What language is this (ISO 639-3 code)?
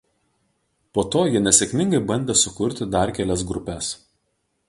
lit